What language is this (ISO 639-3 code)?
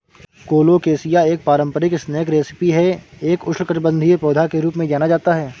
hin